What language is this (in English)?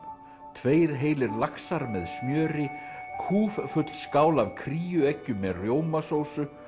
Icelandic